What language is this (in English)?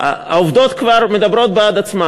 Hebrew